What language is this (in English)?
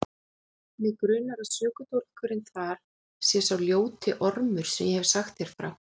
Icelandic